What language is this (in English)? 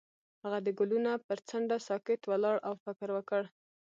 Pashto